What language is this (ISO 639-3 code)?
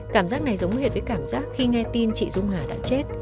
vie